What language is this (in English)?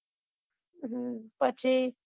Gujarati